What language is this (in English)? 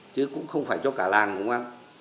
Vietnamese